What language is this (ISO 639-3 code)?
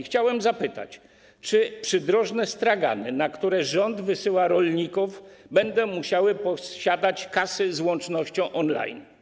pol